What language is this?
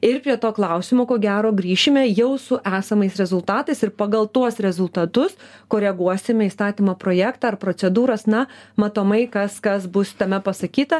Lithuanian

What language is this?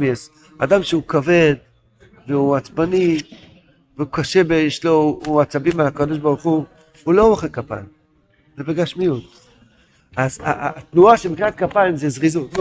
Hebrew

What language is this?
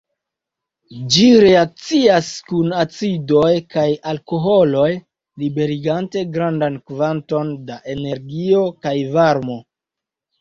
Esperanto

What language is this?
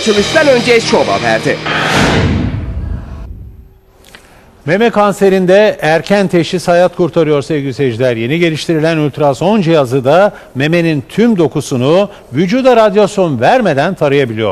Turkish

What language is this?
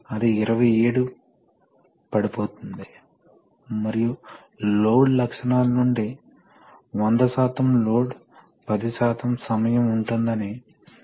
Telugu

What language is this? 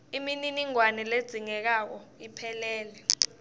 Swati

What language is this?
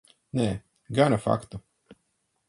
Latvian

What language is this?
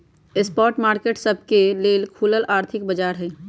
Magahi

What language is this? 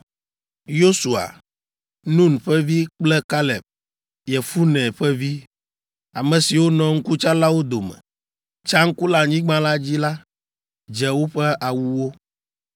Ewe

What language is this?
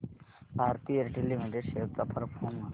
Marathi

